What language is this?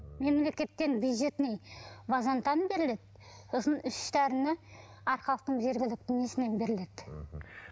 Kazakh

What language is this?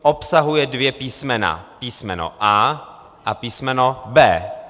Czech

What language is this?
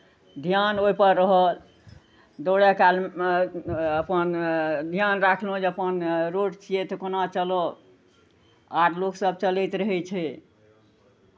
Maithili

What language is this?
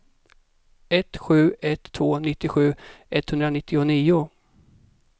Swedish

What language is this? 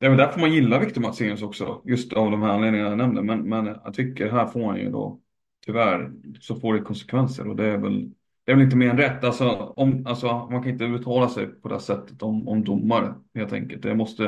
Swedish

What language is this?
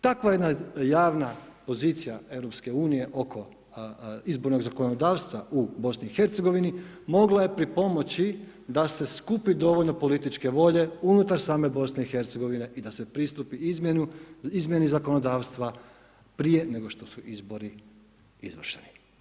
Croatian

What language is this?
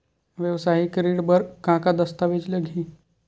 Chhattisgarhi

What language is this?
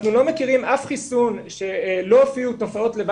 Hebrew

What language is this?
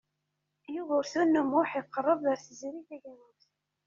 Kabyle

